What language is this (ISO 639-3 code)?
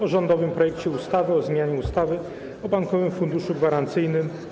pol